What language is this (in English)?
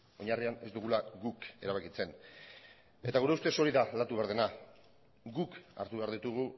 Basque